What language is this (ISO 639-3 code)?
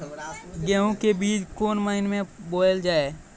mai